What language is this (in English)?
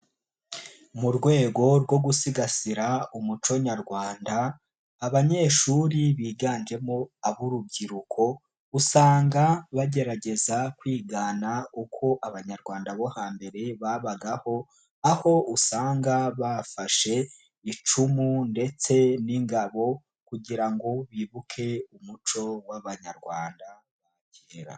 Kinyarwanda